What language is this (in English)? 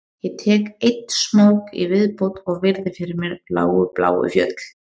Icelandic